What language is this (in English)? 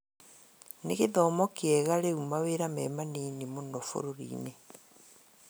Kikuyu